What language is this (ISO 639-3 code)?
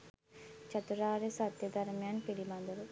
sin